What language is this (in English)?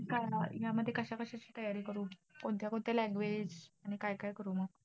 Marathi